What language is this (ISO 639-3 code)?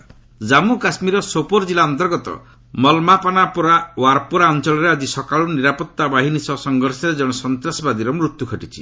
ori